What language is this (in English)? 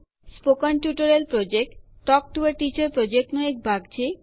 Gujarati